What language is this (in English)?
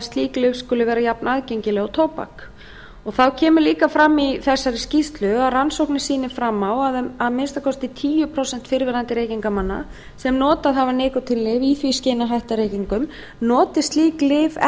Icelandic